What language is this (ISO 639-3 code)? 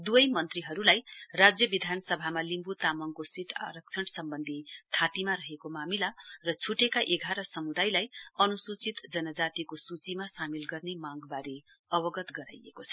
nep